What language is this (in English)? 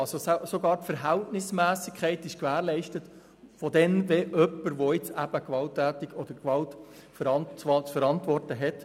Swiss German